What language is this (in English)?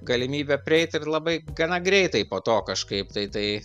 Lithuanian